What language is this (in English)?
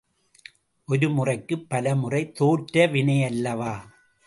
Tamil